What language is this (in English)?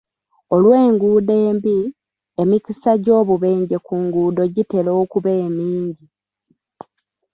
Ganda